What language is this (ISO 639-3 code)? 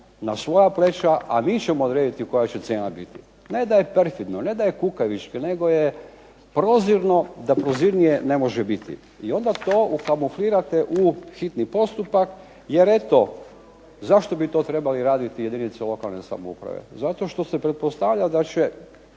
hrv